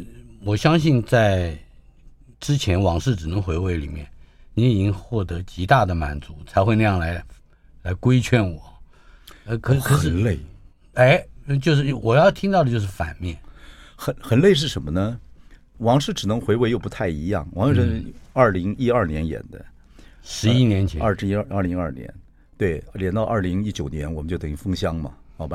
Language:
Chinese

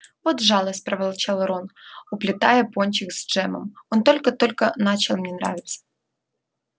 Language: Russian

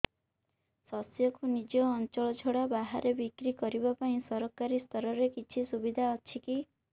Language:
Odia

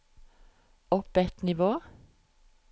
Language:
Norwegian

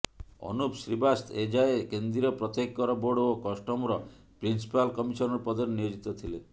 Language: Odia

